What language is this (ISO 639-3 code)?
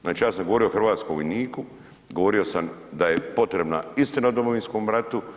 hrv